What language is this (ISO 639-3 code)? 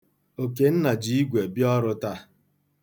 ibo